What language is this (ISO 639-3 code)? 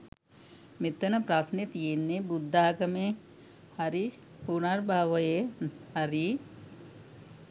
sin